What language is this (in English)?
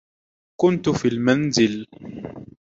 Arabic